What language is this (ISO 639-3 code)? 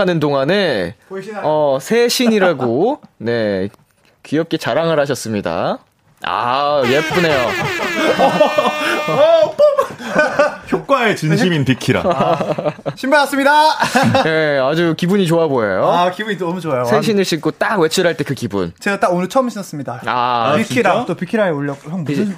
kor